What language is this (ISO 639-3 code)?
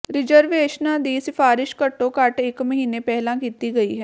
pan